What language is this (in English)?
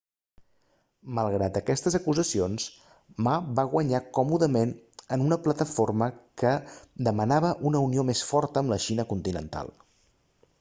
Catalan